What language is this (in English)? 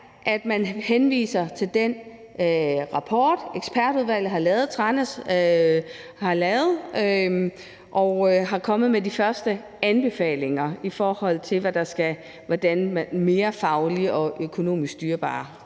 Danish